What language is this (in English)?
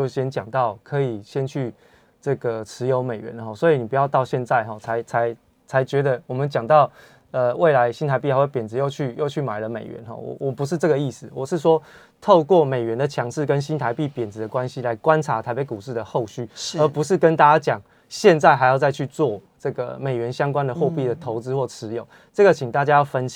Chinese